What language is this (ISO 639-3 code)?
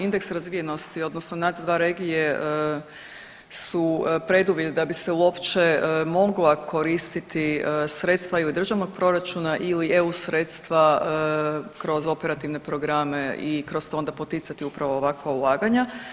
hrv